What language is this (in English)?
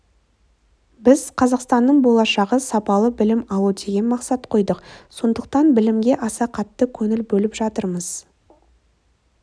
Kazakh